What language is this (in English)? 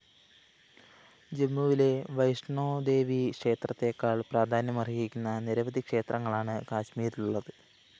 Malayalam